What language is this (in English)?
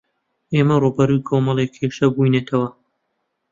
Central Kurdish